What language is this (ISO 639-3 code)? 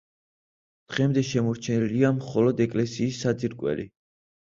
kat